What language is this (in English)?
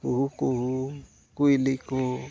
Santali